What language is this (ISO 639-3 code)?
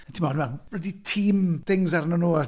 cym